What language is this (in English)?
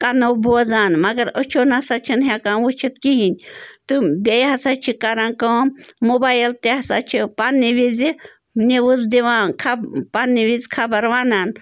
Kashmiri